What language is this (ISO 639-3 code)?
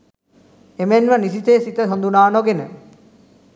sin